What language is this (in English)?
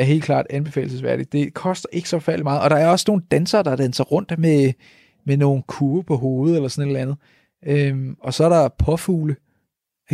Danish